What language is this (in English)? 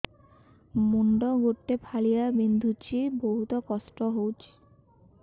Odia